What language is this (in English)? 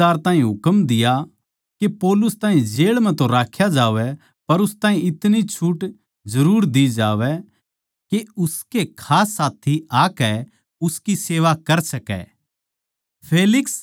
Haryanvi